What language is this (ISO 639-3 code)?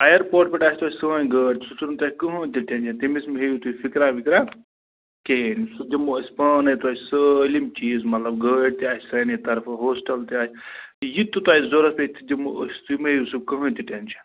kas